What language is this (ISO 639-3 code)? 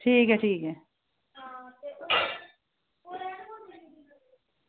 doi